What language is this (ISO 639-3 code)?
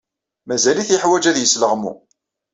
kab